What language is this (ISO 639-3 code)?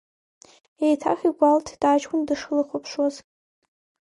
abk